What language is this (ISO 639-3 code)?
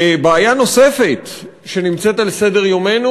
heb